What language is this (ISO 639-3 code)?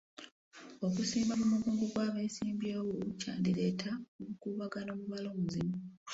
lug